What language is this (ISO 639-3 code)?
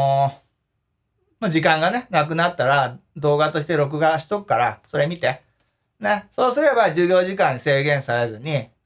jpn